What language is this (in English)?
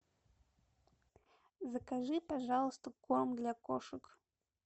Russian